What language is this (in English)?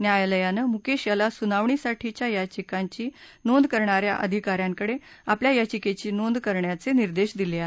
Marathi